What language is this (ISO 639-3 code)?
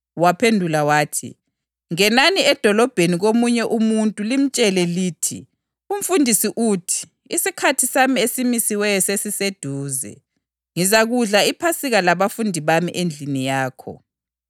nde